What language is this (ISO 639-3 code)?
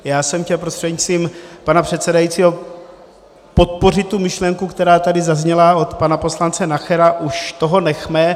ces